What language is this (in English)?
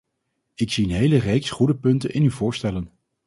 Dutch